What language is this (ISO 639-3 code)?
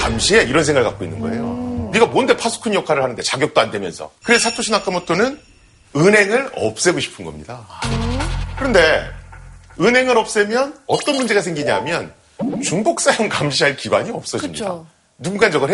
kor